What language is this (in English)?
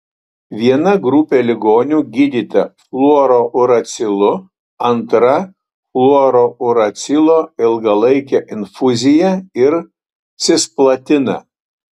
Lithuanian